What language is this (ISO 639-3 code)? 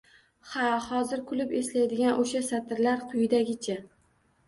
uzb